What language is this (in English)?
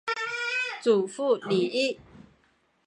Chinese